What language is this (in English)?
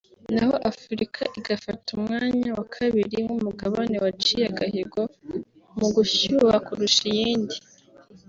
Kinyarwanda